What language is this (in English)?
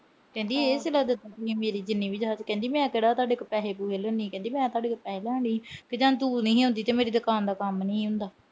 Punjabi